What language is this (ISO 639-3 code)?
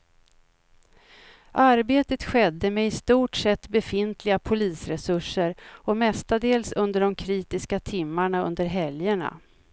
swe